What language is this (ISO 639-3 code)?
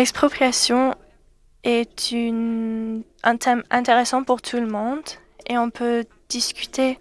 fra